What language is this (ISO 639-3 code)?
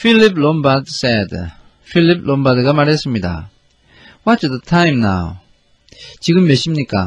kor